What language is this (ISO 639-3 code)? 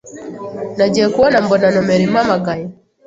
kin